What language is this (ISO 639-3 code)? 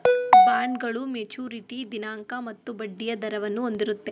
kan